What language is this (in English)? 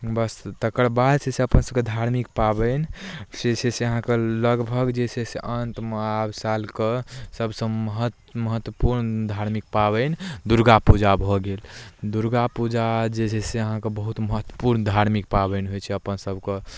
Maithili